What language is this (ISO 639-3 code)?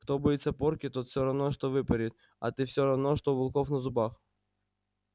rus